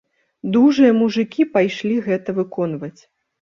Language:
Belarusian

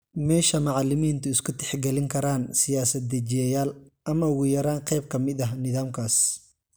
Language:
Somali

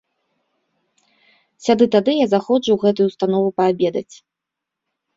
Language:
Belarusian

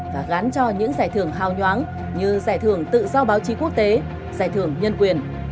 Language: Vietnamese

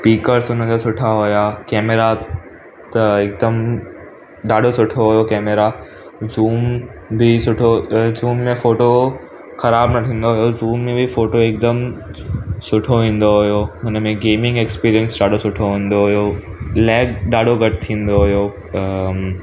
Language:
Sindhi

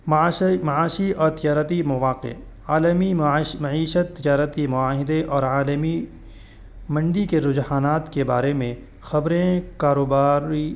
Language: Urdu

